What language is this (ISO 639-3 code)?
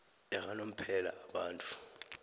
nbl